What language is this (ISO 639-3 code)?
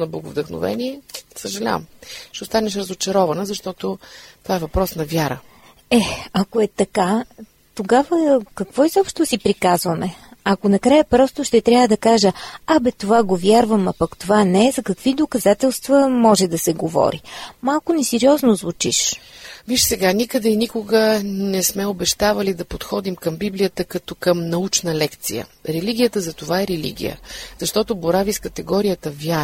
bul